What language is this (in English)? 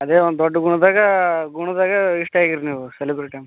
Kannada